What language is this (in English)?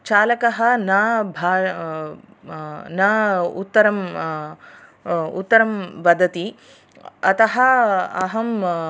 Sanskrit